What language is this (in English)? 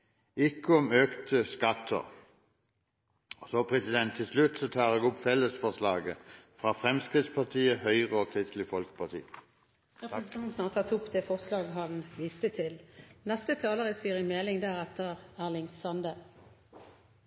Norwegian Bokmål